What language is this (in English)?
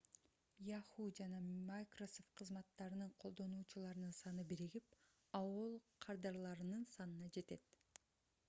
Kyrgyz